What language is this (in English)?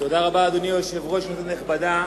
Hebrew